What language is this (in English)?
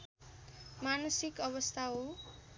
Nepali